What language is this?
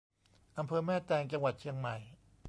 Thai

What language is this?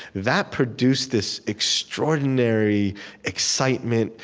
English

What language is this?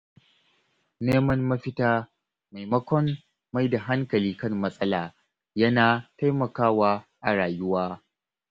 Hausa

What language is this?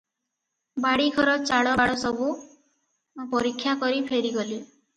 Odia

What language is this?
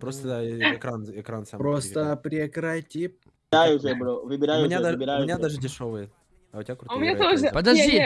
Russian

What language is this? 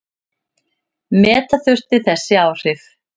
Icelandic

